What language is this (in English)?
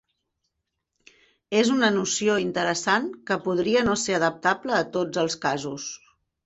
Catalan